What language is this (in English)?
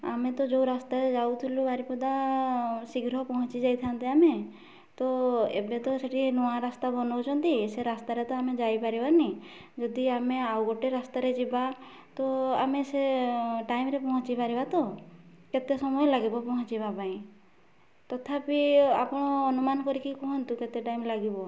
Odia